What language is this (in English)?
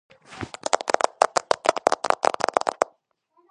Georgian